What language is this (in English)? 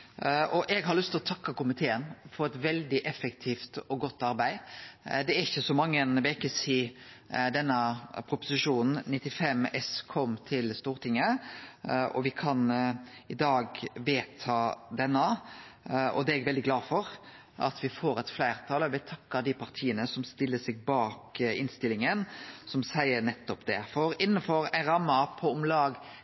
Norwegian Nynorsk